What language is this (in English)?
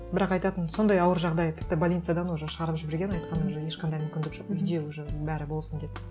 Kazakh